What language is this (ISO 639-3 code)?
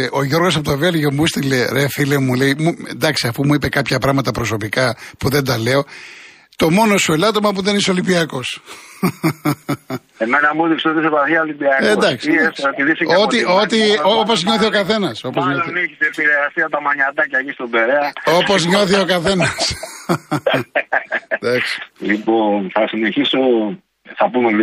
ell